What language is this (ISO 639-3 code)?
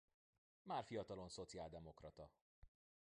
hun